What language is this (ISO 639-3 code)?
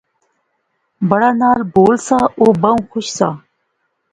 phr